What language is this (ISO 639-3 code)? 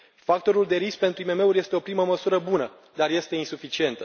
ron